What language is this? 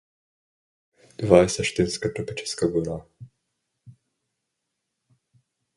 Bulgarian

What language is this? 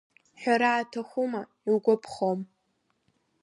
Abkhazian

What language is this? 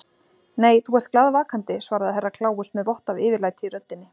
Icelandic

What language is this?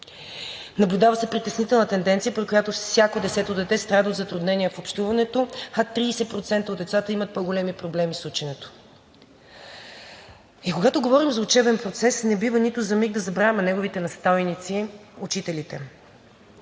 Bulgarian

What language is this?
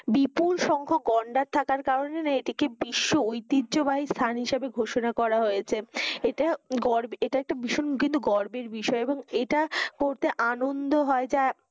Bangla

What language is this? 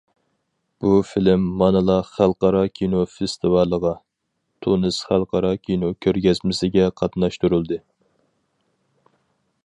Uyghur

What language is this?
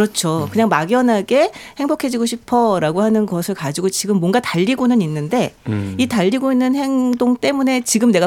Korean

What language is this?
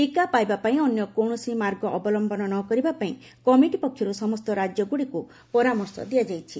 Odia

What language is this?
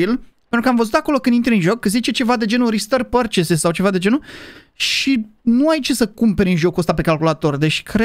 Romanian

